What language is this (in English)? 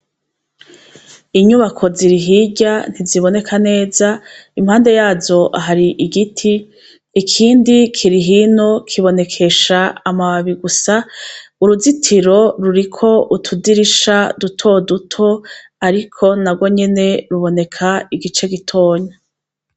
Rundi